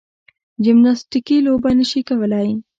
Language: Pashto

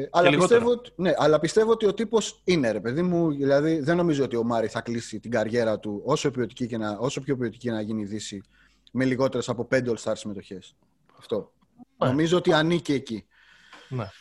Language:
Greek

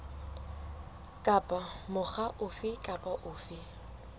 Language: Southern Sotho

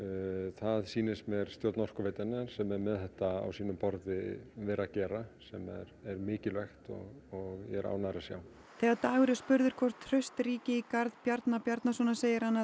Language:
Icelandic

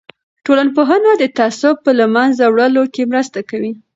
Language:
Pashto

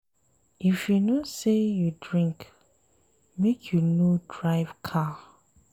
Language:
Nigerian Pidgin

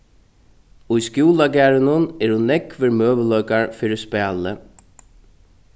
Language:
Faroese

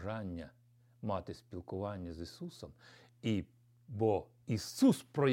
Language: Ukrainian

